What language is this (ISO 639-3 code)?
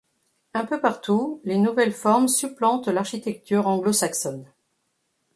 fra